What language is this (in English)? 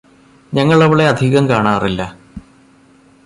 Malayalam